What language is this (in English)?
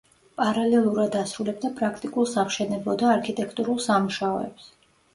Georgian